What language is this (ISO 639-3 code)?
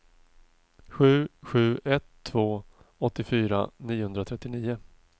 swe